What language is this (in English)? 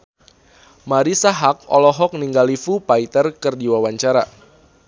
Sundanese